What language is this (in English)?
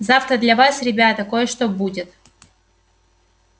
Russian